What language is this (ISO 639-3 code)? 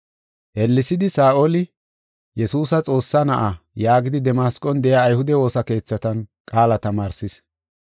gof